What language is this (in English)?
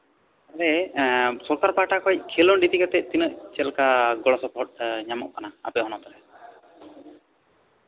Santali